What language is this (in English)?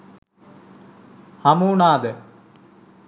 Sinhala